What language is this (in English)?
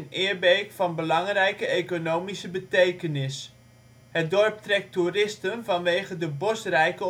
Dutch